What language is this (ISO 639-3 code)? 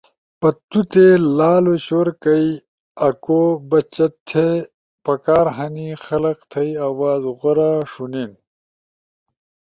ush